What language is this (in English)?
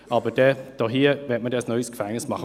Swiss German